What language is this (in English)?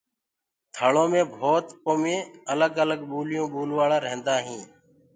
Gurgula